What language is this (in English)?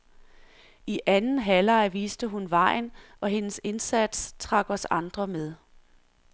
Danish